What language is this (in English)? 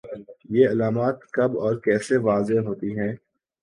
Urdu